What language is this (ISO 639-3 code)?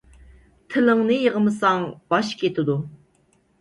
uig